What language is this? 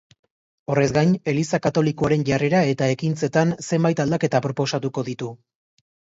Basque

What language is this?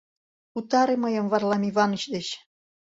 Mari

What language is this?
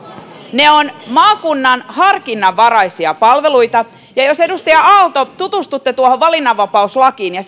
Finnish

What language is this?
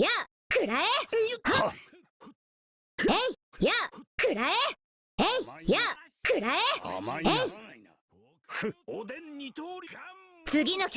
Japanese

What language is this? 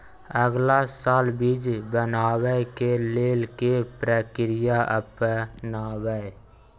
Maithili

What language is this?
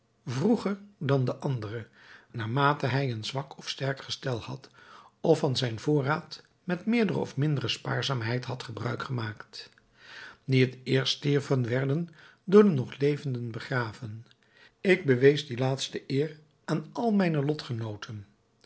Dutch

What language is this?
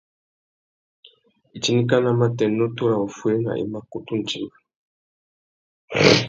Tuki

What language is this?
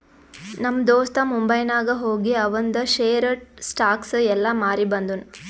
Kannada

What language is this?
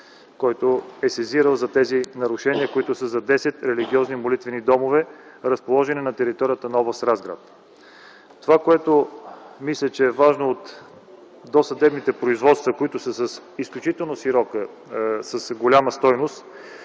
Bulgarian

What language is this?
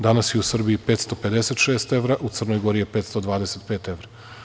Serbian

